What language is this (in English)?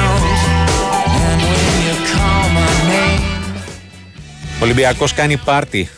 Greek